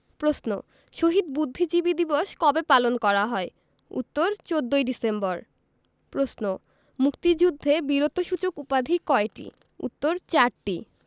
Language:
Bangla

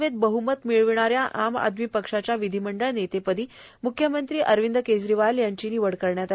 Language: Marathi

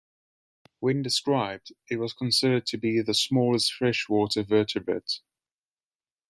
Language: English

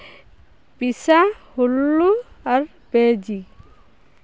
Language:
Santali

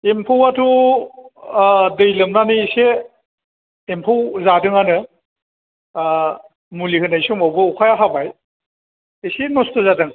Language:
Bodo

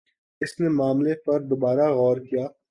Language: Urdu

